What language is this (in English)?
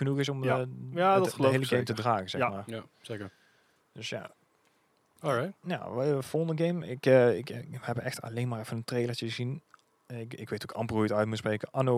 Dutch